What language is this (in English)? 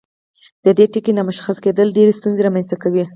Pashto